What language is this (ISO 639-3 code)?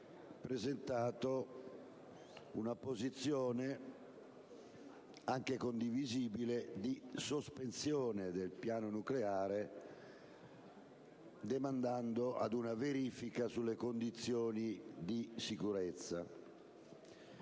ita